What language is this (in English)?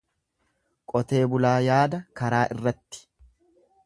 Oromo